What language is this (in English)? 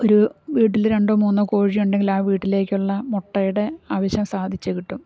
Malayalam